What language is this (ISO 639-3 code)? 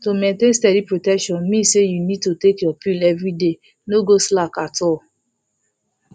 pcm